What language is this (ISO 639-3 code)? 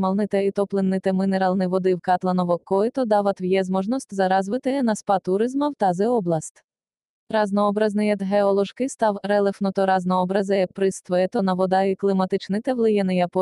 bul